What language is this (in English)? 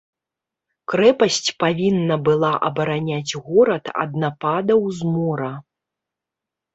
Belarusian